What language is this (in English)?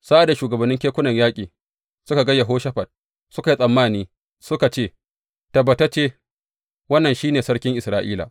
Hausa